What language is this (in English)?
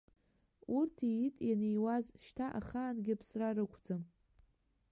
Abkhazian